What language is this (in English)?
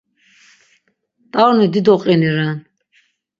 Laz